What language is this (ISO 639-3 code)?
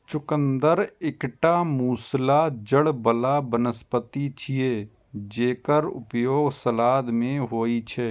mai